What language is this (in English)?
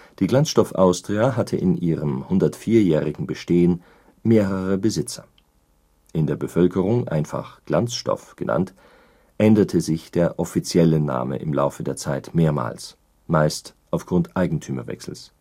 German